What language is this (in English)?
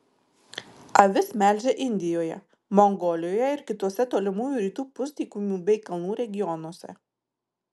Lithuanian